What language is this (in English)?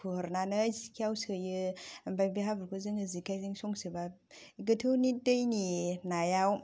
Bodo